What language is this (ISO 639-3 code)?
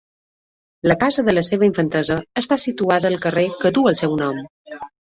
cat